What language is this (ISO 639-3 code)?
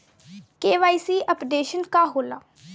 bho